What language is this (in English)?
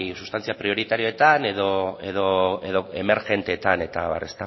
Basque